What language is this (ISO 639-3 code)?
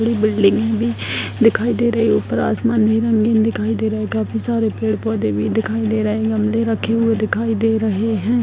hin